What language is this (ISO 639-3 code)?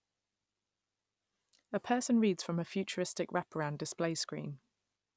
eng